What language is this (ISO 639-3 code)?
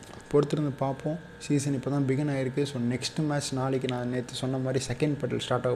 tam